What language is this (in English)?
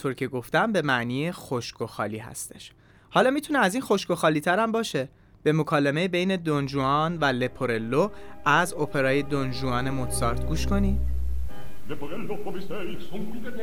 Persian